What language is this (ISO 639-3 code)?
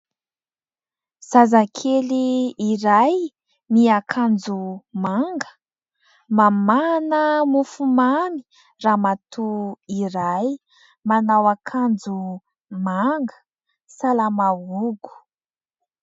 mlg